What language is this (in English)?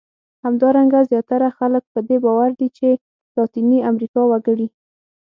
Pashto